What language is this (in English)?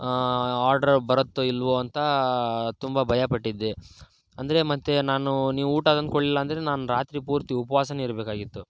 Kannada